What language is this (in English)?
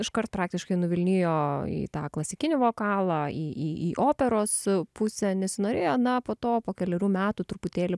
Lithuanian